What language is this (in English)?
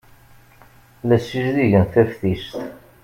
Kabyle